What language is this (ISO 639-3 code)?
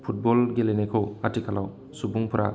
brx